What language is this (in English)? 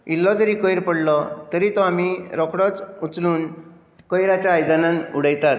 Konkani